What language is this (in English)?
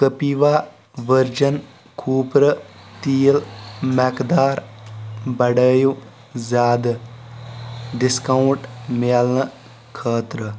Kashmiri